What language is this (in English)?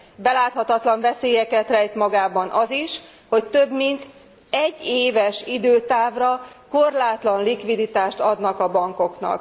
Hungarian